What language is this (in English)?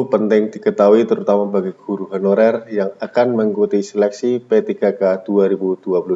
Indonesian